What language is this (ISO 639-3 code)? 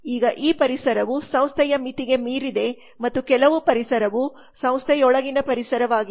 kan